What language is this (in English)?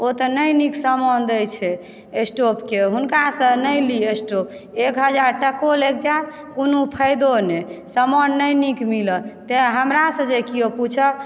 Maithili